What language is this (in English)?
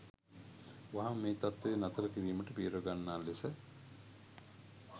Sinhala